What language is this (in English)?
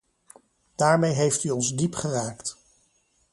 Dutch